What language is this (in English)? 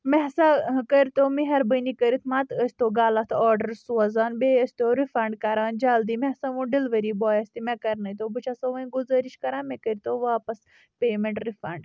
Kashmiri